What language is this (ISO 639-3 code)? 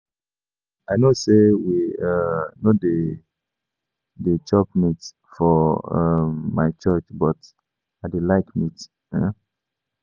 pcm